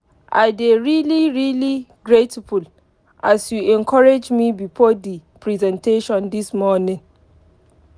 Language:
Nigerian Pidgin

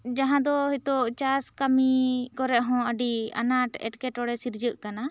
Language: Santali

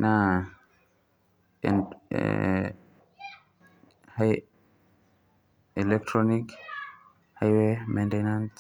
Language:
Masai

